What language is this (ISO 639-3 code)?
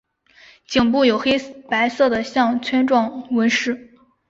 zho